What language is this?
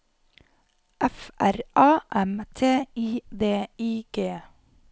Norwegian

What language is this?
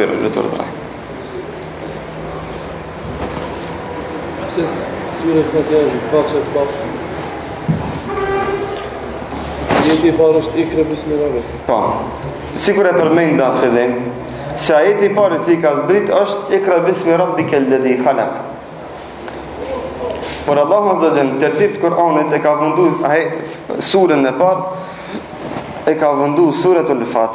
Romanian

